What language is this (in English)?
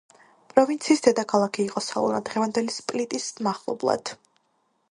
Georgian